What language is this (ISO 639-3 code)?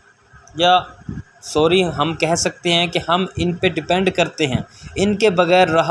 urd